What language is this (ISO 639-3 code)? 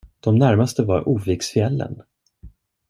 swe